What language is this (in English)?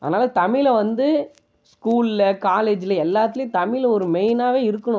Tamil